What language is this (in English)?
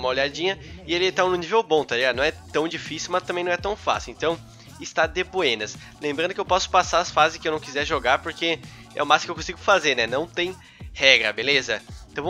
Portuguese